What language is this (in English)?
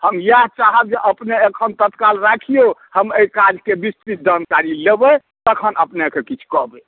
Maithili